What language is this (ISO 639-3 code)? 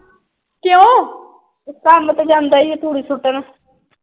pan